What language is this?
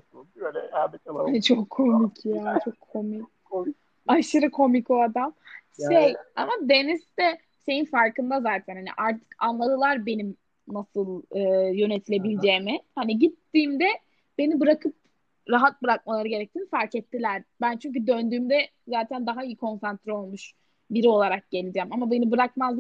Turkish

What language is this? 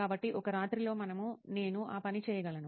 Telugu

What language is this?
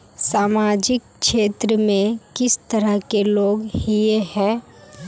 Magahi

